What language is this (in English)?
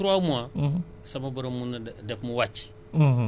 Wolof